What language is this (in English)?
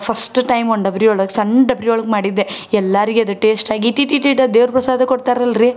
Kannada